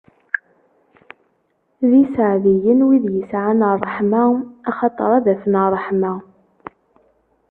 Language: Kabyle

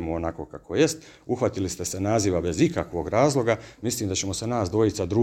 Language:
Croatian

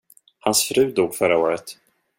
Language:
Swedish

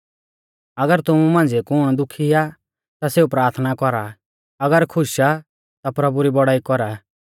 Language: Mahasu Pahari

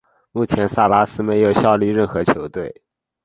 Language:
Chinese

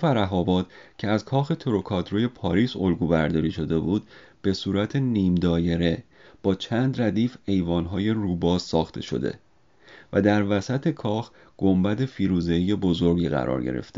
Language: Persian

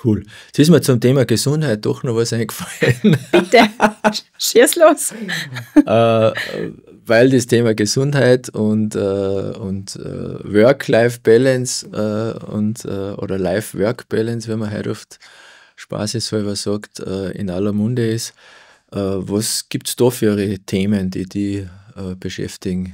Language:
German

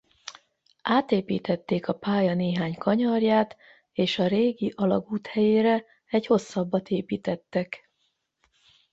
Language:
Hungarian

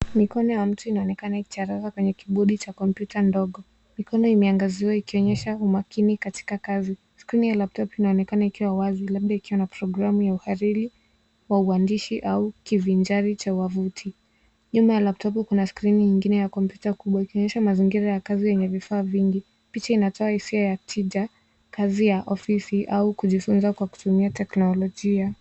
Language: Swahili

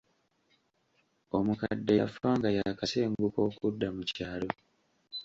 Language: Ganda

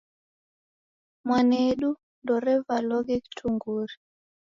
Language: Taita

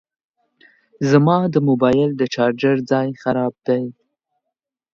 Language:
Pashto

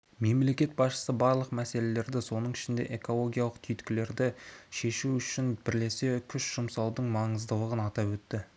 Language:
Kazakh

